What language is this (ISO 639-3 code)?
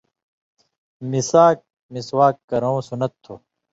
mvy